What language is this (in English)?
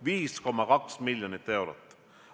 Estonian